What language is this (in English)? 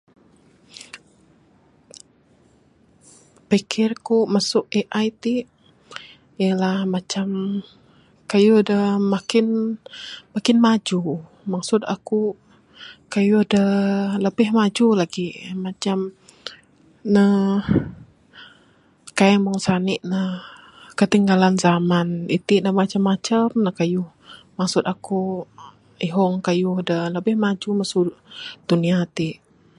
Bukar-Sadung Bidayuh